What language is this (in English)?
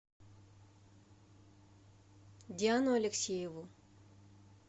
Russian